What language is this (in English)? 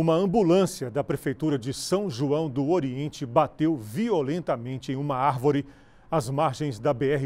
Portuguese